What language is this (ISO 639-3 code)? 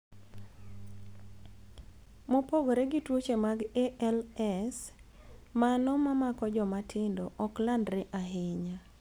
luo